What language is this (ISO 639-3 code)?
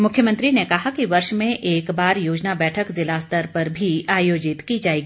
hin